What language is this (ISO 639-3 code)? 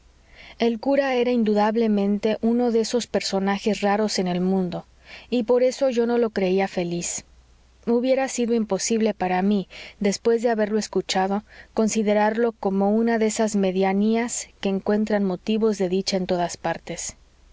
spa